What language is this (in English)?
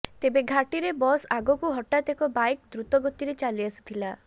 Odia